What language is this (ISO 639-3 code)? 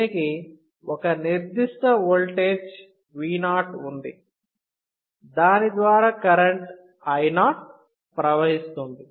tel